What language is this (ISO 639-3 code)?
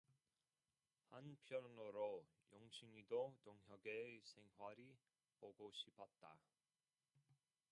kor